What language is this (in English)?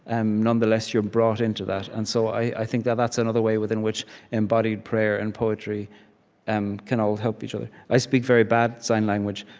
English